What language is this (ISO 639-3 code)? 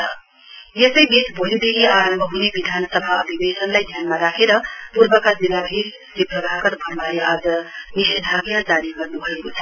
nep